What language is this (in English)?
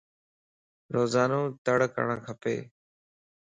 Lasi